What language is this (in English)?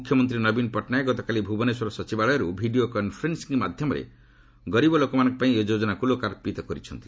Odia